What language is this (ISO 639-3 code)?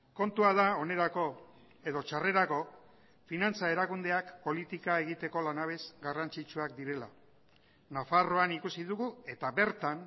eus